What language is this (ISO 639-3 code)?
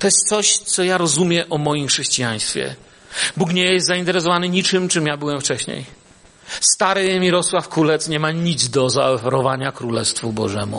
pol